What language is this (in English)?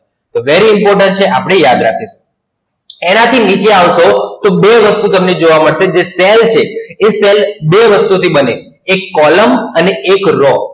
Gujarati